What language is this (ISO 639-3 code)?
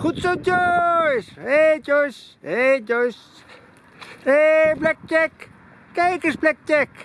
nld